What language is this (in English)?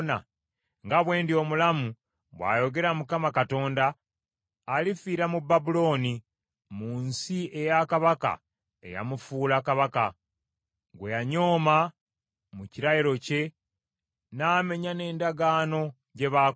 Ganda